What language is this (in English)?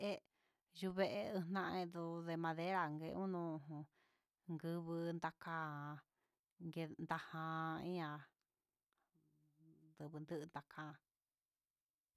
Huitepec Mixtec